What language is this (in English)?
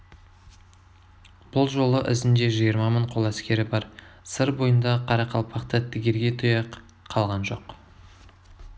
Kazakh